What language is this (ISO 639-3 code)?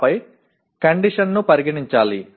tel